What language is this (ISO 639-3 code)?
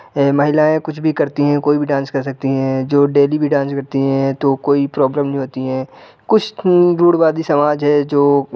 hin